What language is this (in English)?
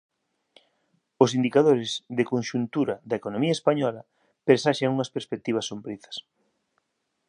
Galician